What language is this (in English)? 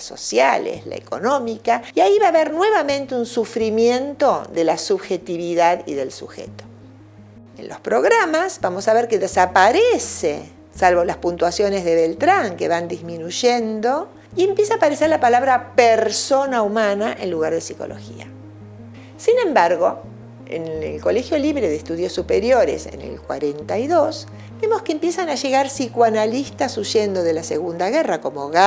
Spanish